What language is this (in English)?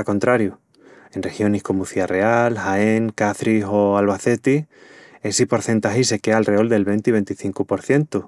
Extremaduran